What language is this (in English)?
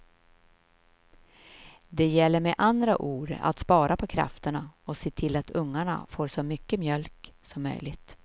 Swedish